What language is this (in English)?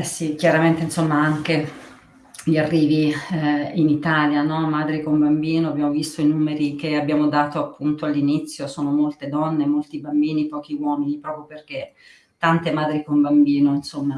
Italian